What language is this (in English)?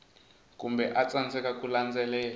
Tsonga